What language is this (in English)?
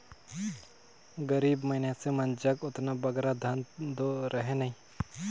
Chhattisgarhi